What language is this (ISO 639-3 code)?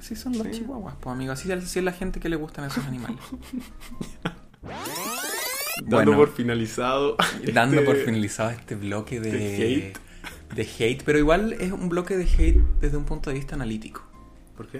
spa